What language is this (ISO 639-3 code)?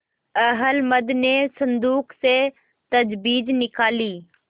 hin